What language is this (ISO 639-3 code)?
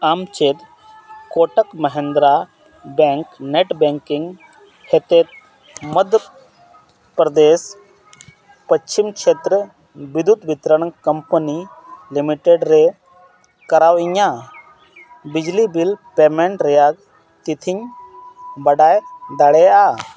sat